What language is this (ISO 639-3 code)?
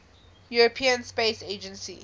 eng